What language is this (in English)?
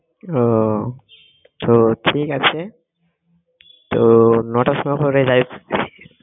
Bangla